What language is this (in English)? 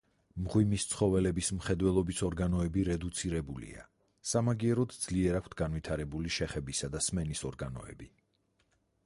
Georgian